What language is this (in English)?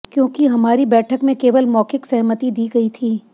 Hindi